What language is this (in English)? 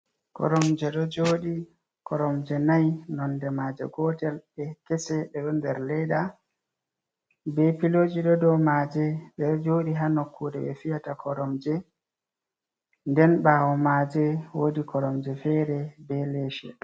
Fula